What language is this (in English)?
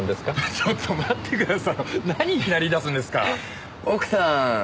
Japanese